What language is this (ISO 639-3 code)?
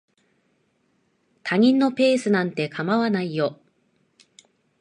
jpn